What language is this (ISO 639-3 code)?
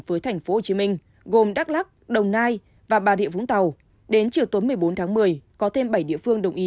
vie